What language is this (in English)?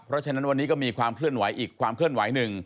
Thai